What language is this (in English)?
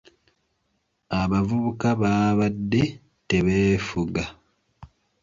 Ganda